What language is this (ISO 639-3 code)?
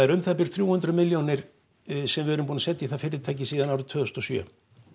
isl